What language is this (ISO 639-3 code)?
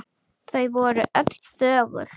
isl